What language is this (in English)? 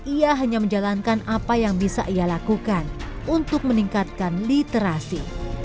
Indonesian